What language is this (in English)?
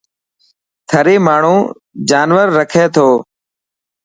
Dhatki